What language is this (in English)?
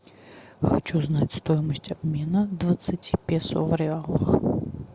Russian